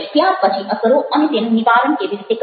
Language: Gujarati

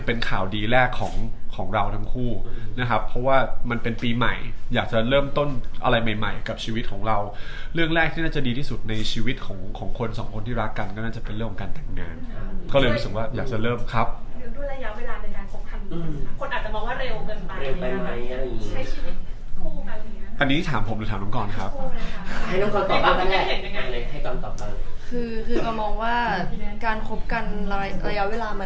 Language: Thai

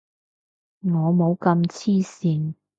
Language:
Cantonese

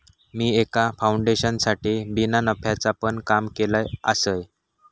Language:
Marathi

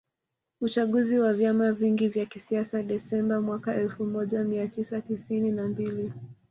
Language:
Swahili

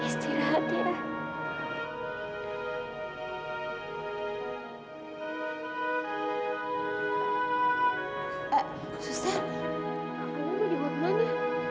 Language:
Indonesian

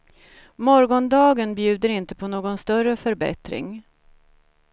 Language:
Swedish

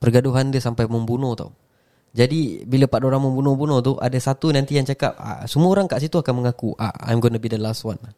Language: Malay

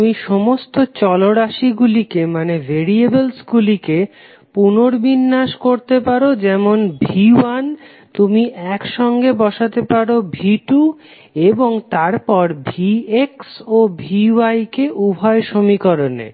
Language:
Bangla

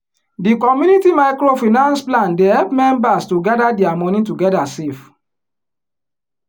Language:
Nigerian Pidgin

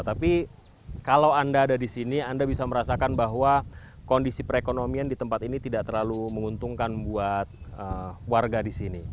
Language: Indonesian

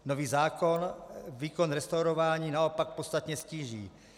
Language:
Czech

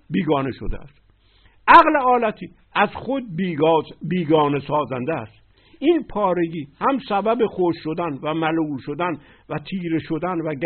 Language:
Persian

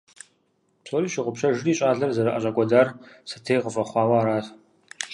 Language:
Kabardian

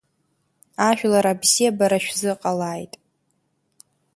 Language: Abkhazian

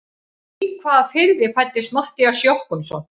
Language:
Icelandic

